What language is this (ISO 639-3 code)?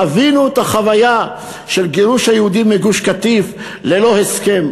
heb